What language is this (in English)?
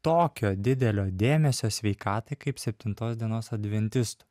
Lithuanian